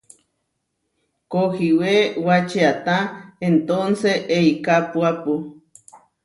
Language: Huarijio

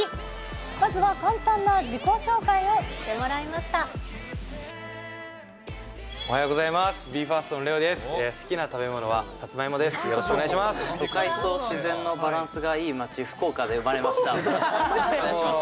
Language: Japanese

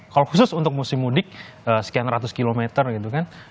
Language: Indonesian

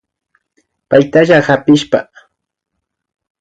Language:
Imbabura Highland Quichua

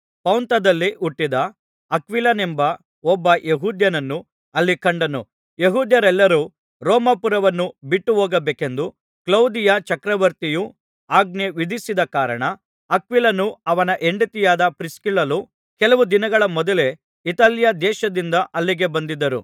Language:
Kannada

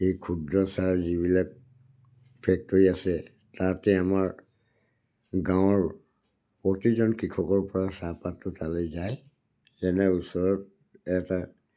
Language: Assamese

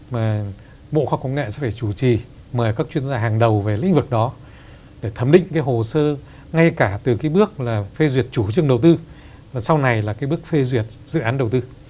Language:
Vietnamese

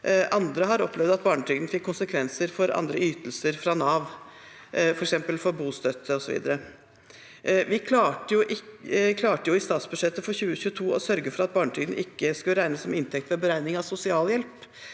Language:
Norwegian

